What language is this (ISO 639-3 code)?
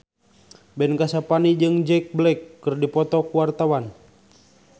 sun